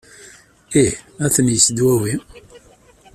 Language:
Kabyle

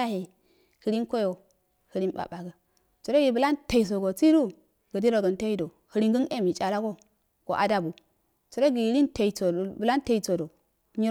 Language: Afade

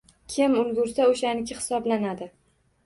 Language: Uzbek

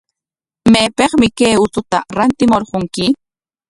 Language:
Corongo Ancash Quechua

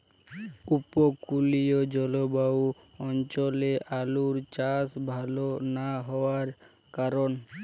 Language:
Bangla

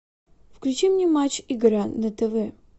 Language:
Russian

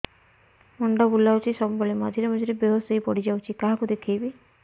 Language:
Odia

